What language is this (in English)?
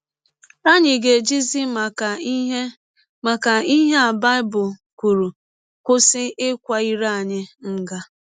Igbo